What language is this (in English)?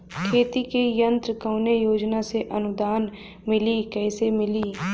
Bhojpuri